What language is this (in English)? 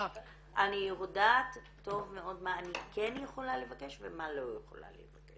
Hebrew